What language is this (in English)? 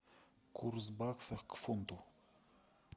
Russian